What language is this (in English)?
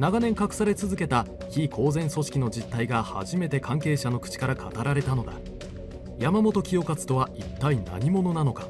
Japanese